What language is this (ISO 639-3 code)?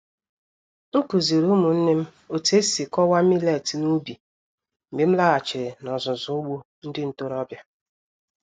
ibo